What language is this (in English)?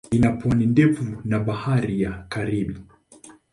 Swahili